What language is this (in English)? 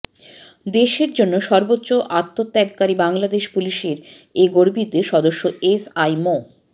Bangla